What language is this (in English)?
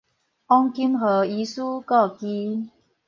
Min Nan Chinese